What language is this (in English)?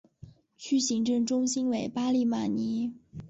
Chinese